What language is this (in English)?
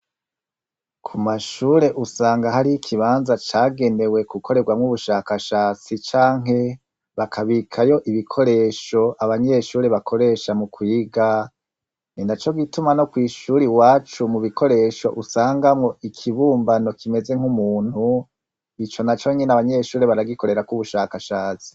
Rundi